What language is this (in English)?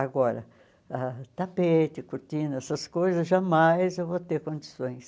Portuguese